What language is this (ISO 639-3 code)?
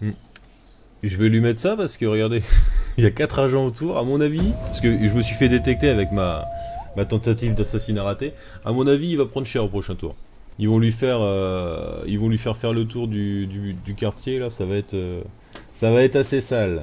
fra